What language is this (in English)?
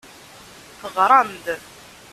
Kabyle